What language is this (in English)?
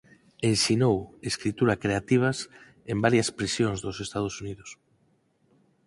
Galician